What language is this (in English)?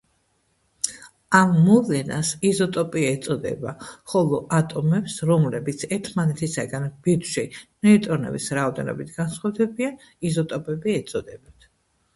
Georgian